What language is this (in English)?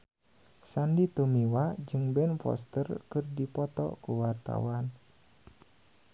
Sundanese